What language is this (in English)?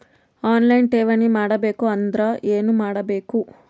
Kannada